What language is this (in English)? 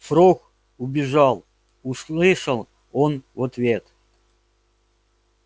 Russian